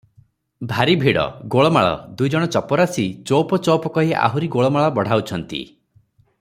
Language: Odia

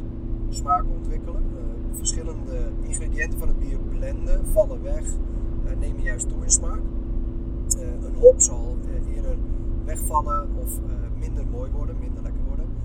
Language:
Dutch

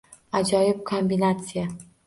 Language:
Uzbek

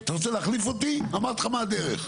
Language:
Hebrew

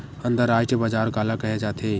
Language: Chhattisgarhi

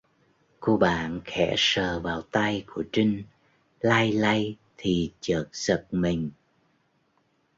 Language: Vietnamese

